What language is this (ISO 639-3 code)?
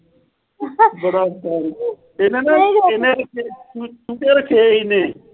pan